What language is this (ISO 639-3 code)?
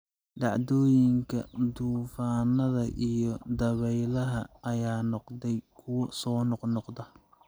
som